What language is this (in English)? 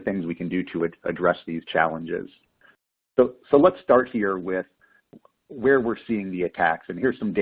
English